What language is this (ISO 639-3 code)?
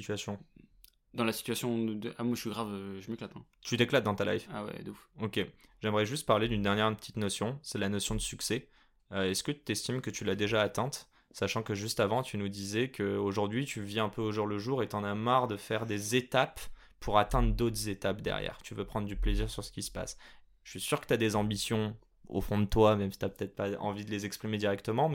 fra